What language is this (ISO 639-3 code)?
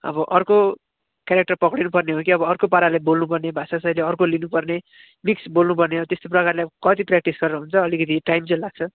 nep